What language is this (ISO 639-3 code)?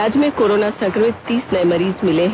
hin